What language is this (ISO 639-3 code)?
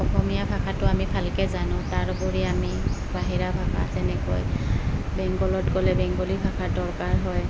asm